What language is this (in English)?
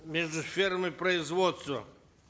Kazakh